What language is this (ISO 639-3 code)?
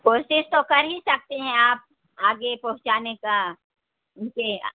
urd